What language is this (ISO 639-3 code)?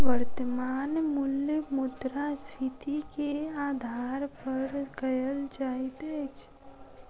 mai